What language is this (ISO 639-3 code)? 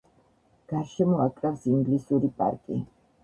kat